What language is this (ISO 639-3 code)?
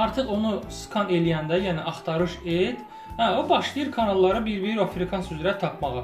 tur